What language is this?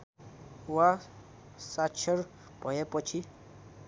Nepali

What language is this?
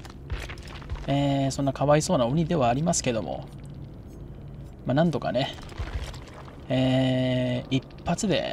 Japanese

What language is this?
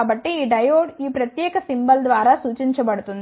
Telugu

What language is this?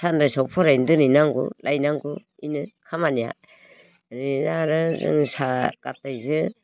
Bodo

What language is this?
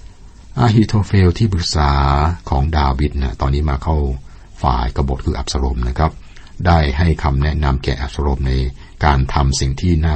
Thai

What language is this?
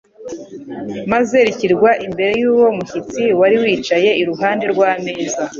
Kinyarwanda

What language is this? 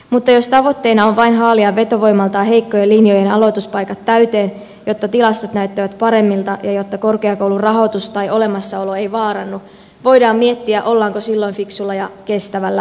Finnish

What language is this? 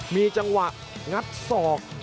Thai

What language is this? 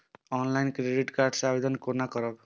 Maithili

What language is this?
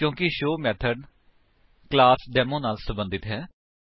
Punjabi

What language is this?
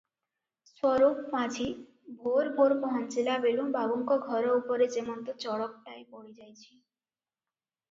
Odia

